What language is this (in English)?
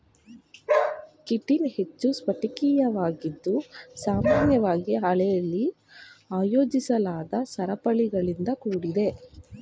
Kannada